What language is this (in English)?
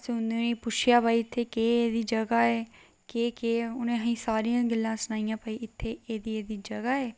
Dogri